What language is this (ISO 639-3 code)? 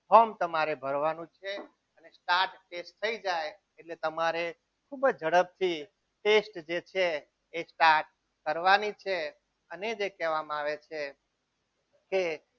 guj